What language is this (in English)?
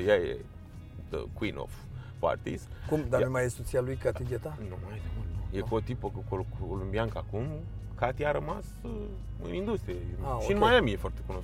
Romanian